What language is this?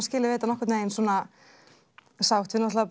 Icelandic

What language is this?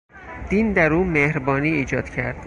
Persian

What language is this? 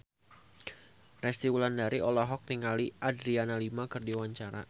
Sundanese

